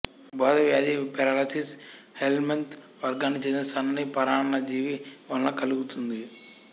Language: Telugu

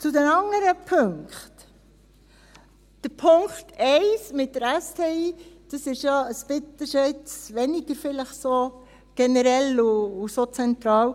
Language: Swiss German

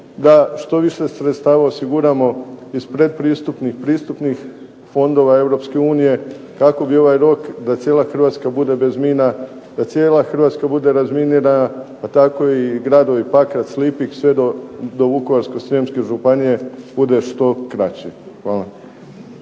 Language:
Croatian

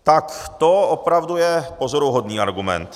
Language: Czech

